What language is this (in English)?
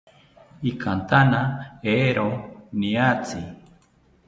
South Ucayali Ashéninka